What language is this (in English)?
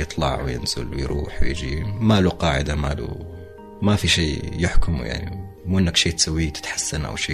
Arabic